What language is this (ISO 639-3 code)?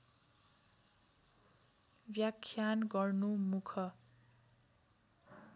nep